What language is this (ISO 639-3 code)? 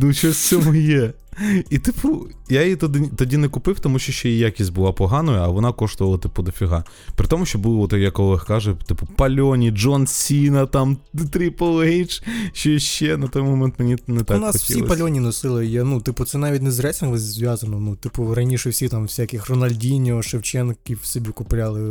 ukr